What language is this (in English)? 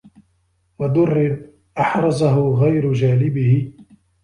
Arabic